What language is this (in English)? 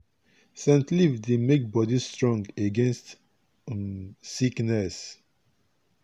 Nigerian Pidgin